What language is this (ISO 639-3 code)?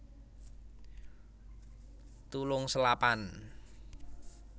jav